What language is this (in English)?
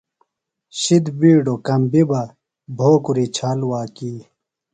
Phalura